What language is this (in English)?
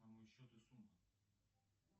Russian